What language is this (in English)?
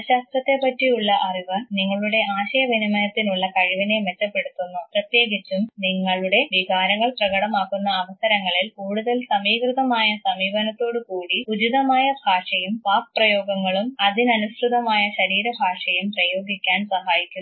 Malayalam